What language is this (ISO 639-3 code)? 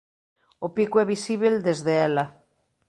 glg